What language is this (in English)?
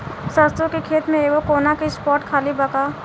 Bhojpuri